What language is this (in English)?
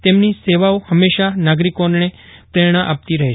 Gujarati